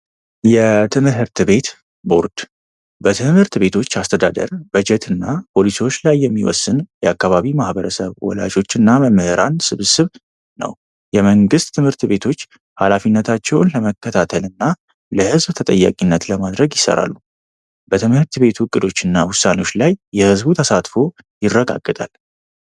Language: Amharic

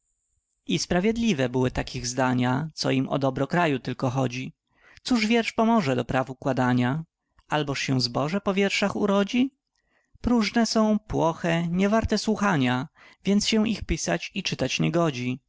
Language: Polish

